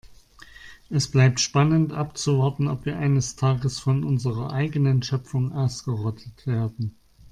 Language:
German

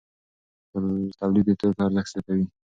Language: Pashto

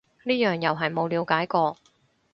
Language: Cantonese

